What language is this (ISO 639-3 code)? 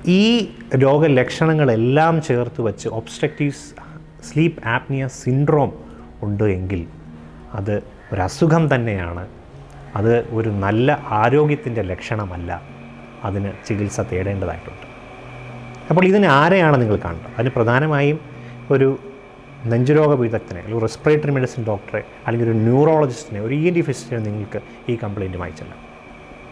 mal